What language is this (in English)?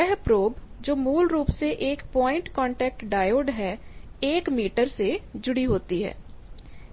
Hindi